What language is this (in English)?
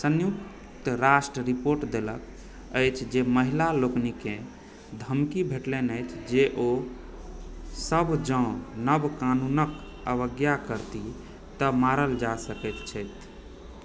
Maithili